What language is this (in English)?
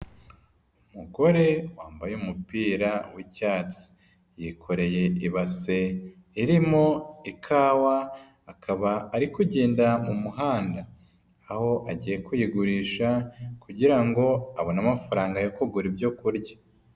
Kinyarwanda